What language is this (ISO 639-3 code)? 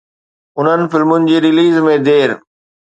snd